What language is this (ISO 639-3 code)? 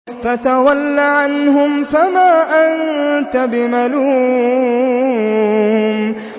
ara